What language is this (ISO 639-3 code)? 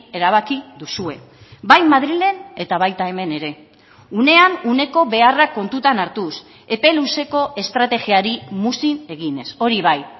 eus